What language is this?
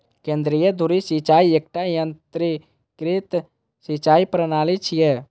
Maithili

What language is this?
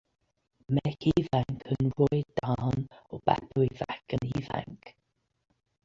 Welsh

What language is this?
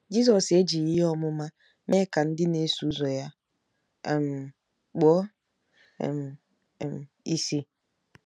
Igbo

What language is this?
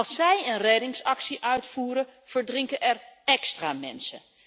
Dutch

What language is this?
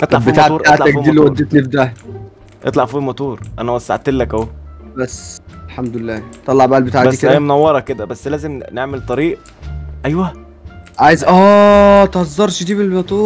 Arabic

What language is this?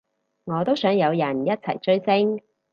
Cantonese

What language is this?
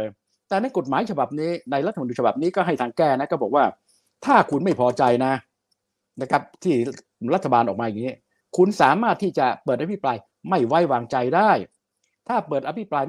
Thai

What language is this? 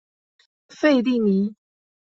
Chinese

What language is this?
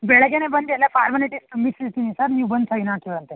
Kannada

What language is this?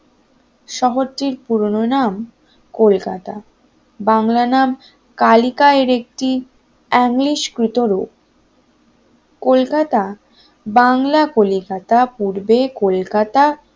Bangla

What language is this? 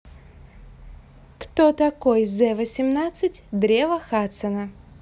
Russian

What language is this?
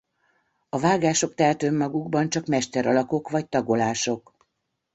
Hungarian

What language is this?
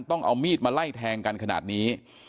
Thai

